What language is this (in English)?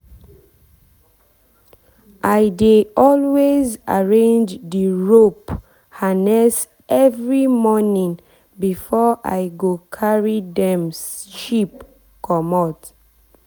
Nigerian Pidgin